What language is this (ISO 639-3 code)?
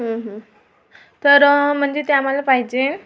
mar